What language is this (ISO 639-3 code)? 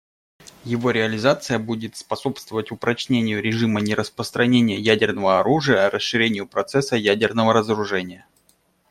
rus